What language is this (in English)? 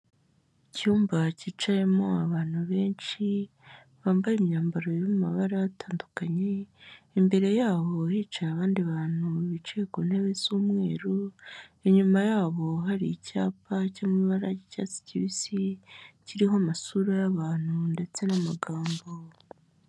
Kinyarwanda